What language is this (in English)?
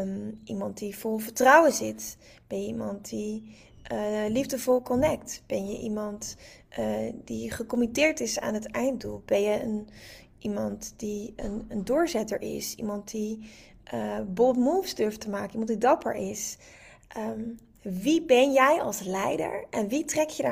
Dutch